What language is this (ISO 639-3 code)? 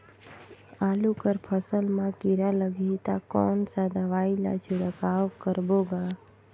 hne